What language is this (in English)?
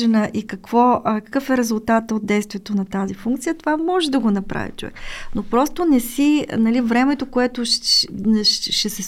Bulgarian